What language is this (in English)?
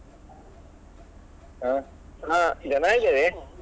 Kannada